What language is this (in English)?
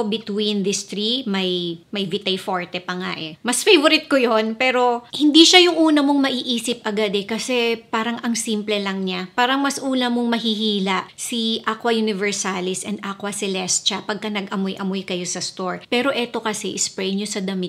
Filipino